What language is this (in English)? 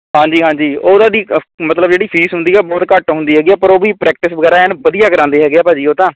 Punjabi